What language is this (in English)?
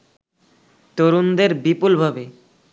Bangla